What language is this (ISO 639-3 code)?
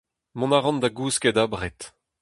bre